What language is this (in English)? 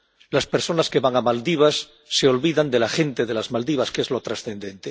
Spanish